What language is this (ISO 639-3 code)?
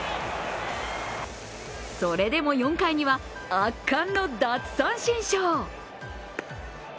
jpn